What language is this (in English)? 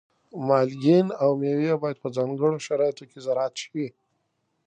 Pashto